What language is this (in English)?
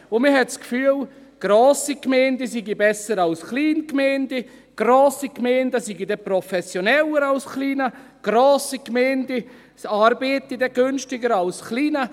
Swiss German